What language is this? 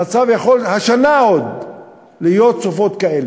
Hebrew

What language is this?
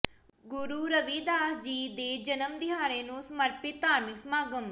Punjabi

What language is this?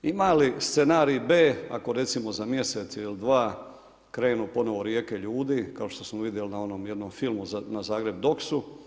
Croatian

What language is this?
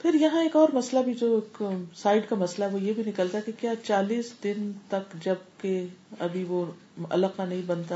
Urdu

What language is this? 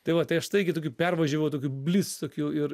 Lithuanian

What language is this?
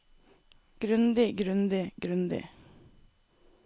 Norwegian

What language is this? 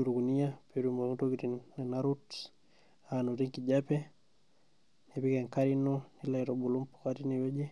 Masai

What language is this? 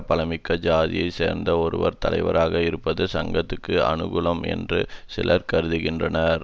Tamil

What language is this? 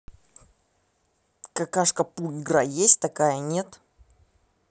Russian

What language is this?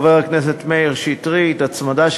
Hebrew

